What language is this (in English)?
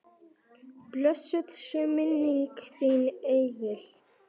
Icelandic